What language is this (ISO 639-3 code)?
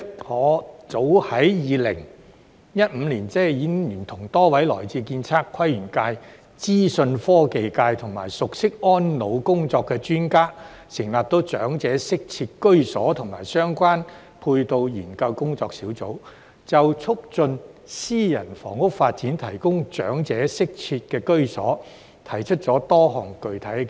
yue